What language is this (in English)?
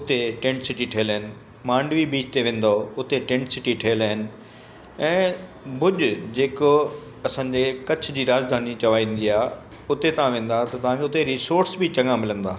Sindhi